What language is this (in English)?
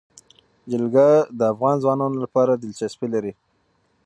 Pashto